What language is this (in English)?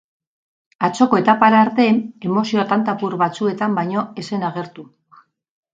Basque